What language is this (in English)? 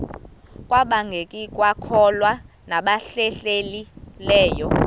Xhosa